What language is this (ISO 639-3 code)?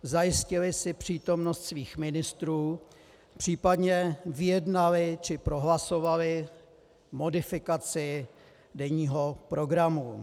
ces